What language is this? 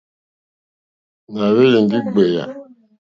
Mokpwe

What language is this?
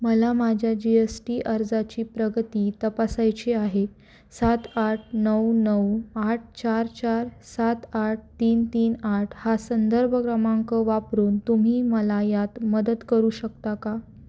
Marathi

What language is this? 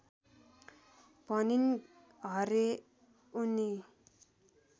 Nepali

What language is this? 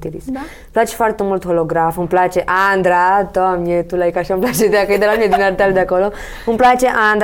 Romanian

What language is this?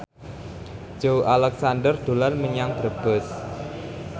Javanese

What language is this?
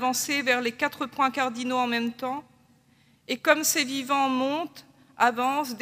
French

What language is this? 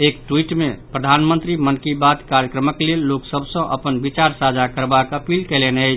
Maithili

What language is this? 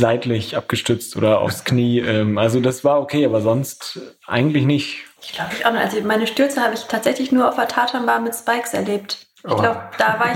German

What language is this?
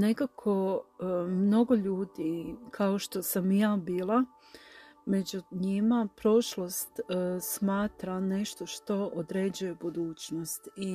Croatian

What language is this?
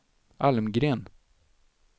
Swedish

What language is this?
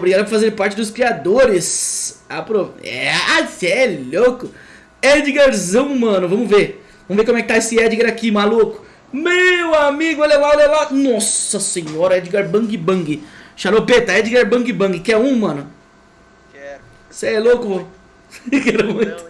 Portuguese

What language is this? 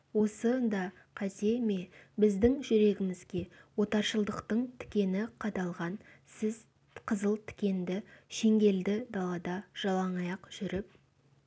Kazakh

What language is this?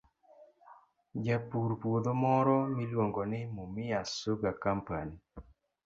Luo (Kenya and Tanzania)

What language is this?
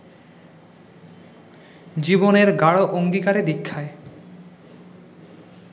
Bangla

